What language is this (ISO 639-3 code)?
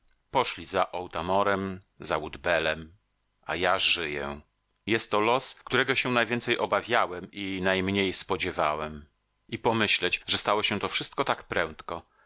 pol